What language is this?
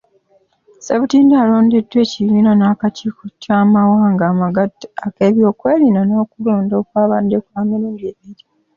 Ganda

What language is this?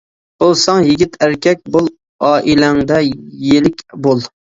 Uyghur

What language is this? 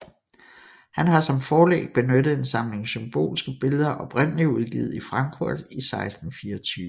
Danish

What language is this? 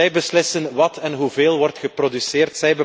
Dutch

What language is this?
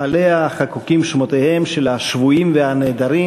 Hebrew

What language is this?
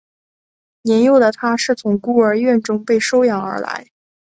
Chinese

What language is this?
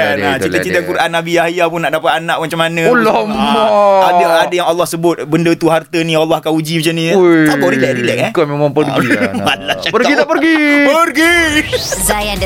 Malay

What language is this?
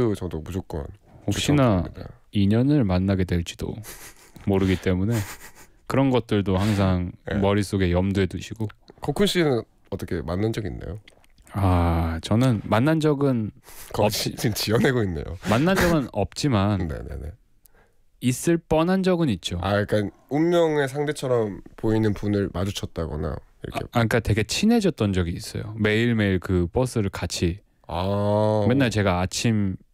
Korean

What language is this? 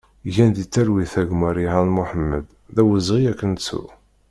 Kabyle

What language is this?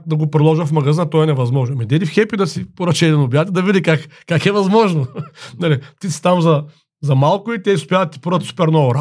Bulgarian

